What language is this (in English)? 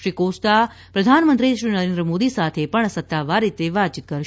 Gujarati